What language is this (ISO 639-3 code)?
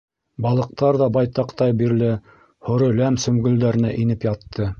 bak